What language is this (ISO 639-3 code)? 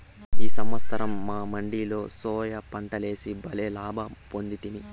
tel